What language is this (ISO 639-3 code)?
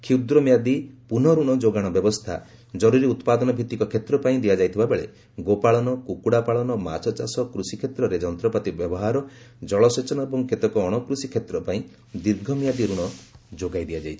ori